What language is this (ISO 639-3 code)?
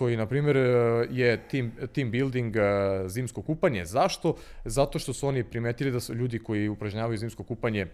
hrv